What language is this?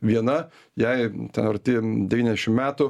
Lithuanian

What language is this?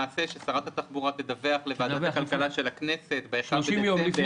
Hebrew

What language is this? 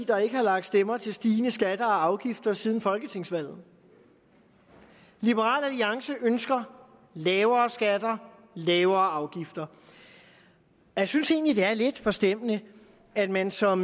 Danish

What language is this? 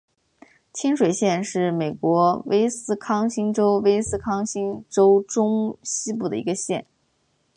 Chinese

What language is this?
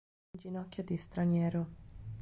Italian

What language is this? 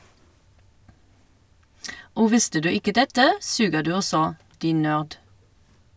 Norwegian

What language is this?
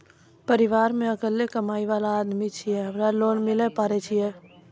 Maithili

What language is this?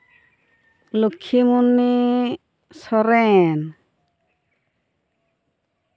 Santali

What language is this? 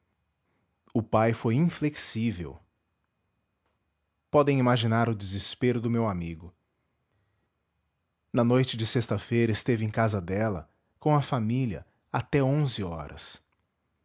Portuguese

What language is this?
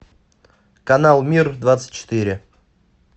Russian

